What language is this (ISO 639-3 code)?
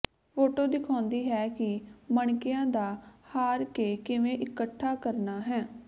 pan